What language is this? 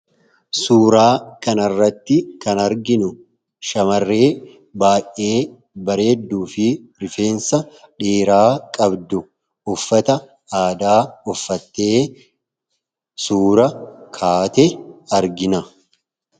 Oromo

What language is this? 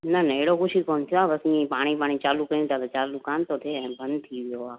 Sindhi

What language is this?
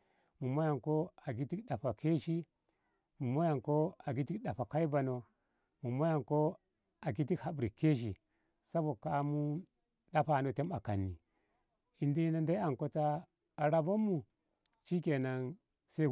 Ngamo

